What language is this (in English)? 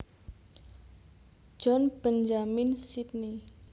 Javanese